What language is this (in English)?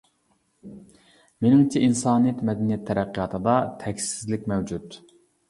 Uyghur